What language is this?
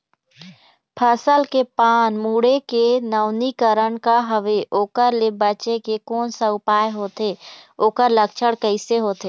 Chhattisgarhi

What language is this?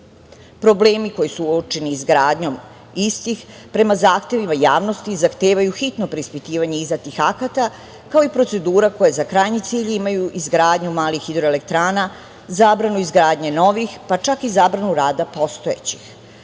Serbian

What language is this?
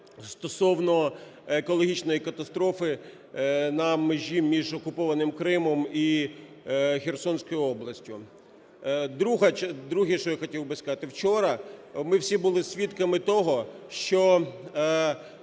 Ukrainian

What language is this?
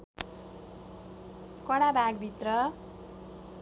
Nepali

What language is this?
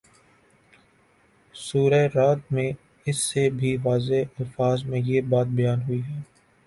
Urdu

